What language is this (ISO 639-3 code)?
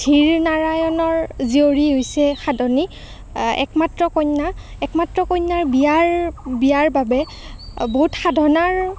asm